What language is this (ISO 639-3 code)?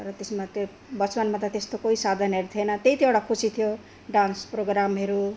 nep